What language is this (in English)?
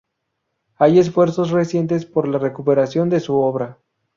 Spanish